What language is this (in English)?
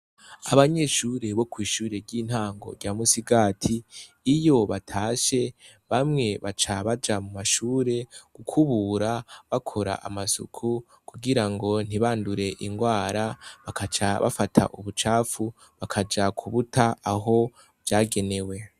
Rundi